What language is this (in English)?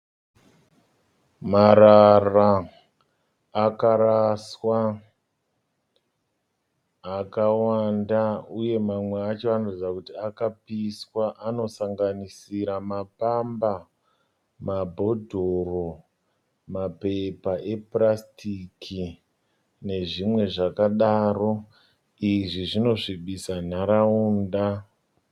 Shona